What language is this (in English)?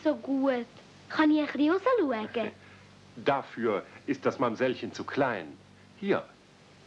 German